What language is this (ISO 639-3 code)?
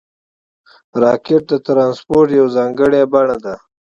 pus